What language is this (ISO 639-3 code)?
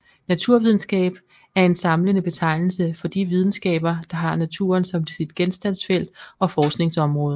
dan